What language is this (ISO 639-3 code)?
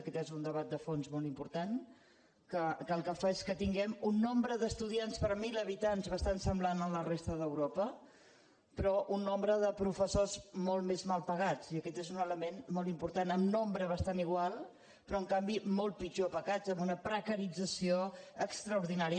cat